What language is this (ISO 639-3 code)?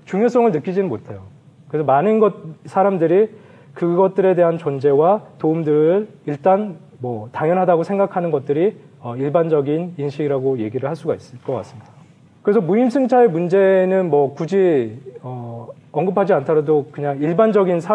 kor